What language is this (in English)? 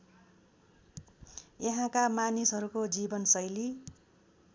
Nepali